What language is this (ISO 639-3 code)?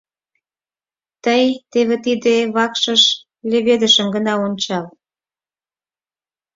chm